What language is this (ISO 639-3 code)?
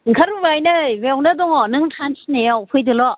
brx